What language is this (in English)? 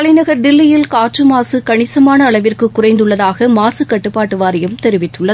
Tamil